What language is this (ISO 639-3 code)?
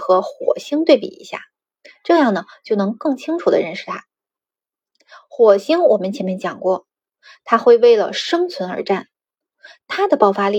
zho